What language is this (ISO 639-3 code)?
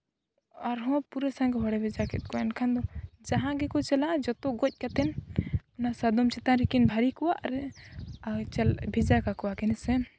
sat